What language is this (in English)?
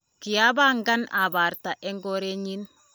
Kalenjin